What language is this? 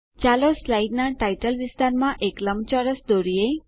Gujarati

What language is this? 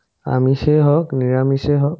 Assamese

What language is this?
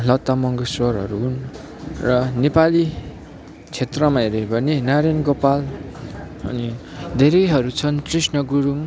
Nepali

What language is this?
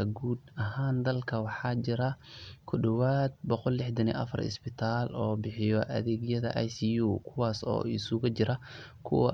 Somali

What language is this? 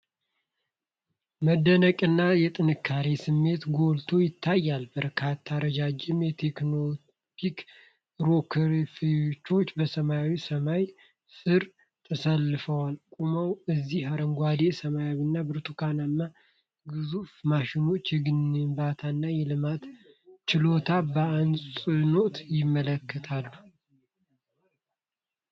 Amharic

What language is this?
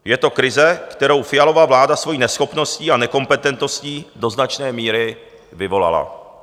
Czech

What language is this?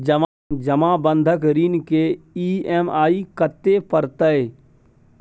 Maithili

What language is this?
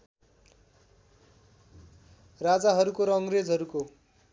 Nepali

